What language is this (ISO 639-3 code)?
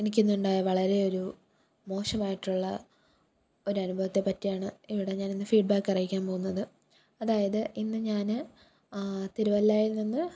mal